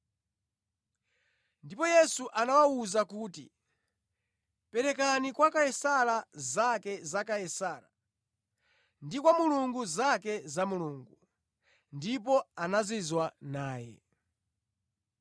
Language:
Nyanja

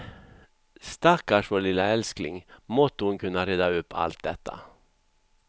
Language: Swedish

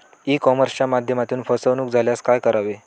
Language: Marathi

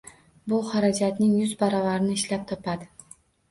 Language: Uzbek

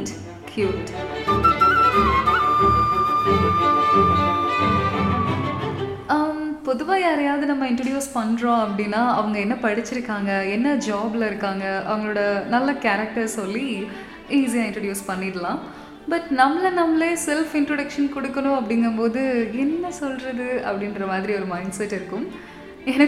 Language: Tamil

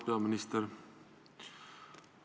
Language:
Estonian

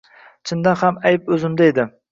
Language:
Uzbek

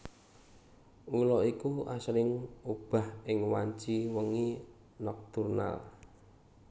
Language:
Javanese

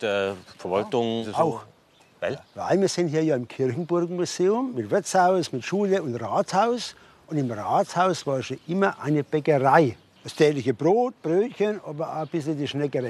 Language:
German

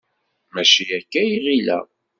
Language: Kabyle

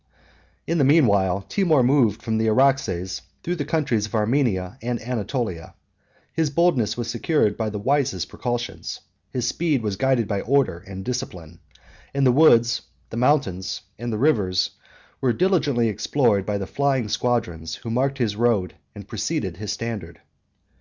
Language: English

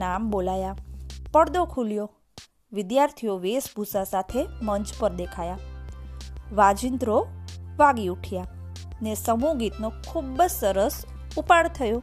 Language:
Gujarati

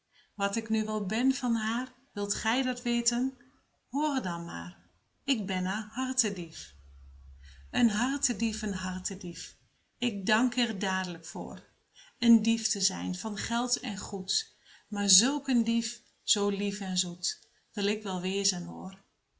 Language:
Dutch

